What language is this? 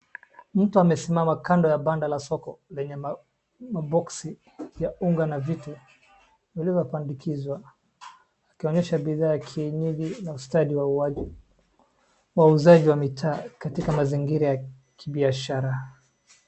Swahili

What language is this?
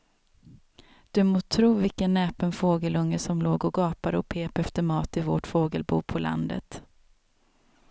Swedish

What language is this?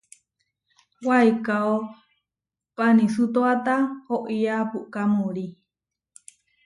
Huarijio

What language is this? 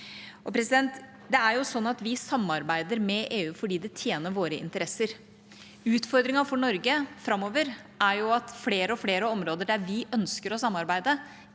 Norwegian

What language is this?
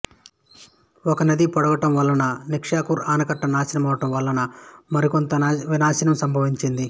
Telugu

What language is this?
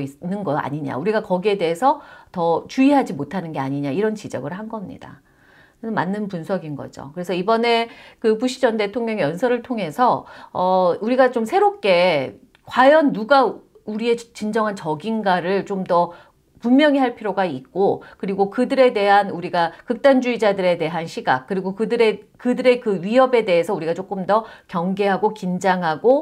Korean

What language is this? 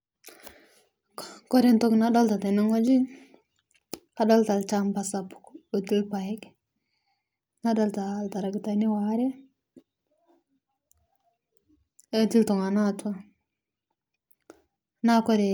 Masai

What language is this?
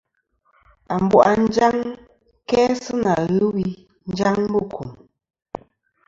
Kom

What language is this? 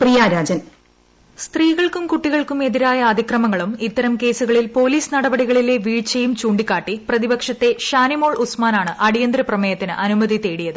Malayalam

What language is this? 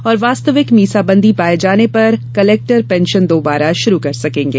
Hindi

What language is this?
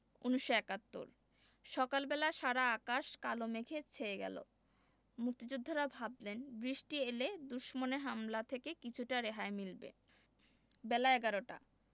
Bangla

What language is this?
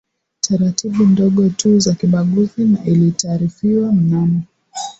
Swahili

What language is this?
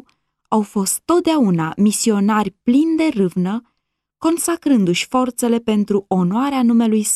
Romanian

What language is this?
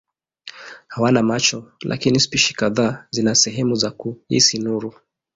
Swahili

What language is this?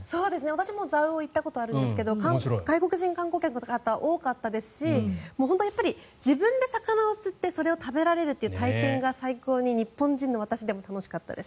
Japanese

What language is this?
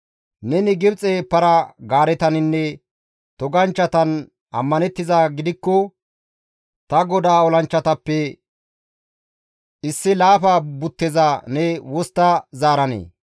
Gamo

